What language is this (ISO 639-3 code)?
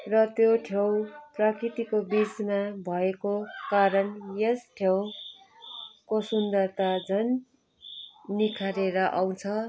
nep